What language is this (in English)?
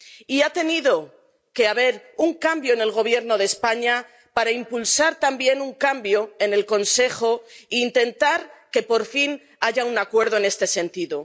Spanish